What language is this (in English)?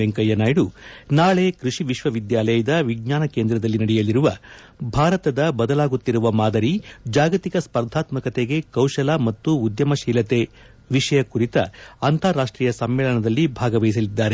Kannada